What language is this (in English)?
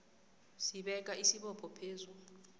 South Ndebele